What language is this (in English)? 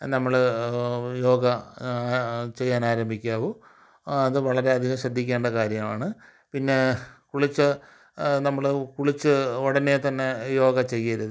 Malayalam